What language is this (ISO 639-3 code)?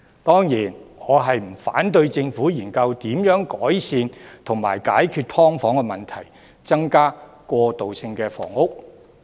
yue